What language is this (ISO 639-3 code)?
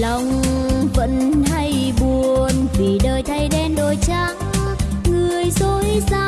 vie